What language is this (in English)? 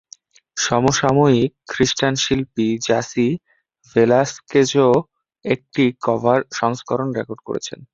Bangla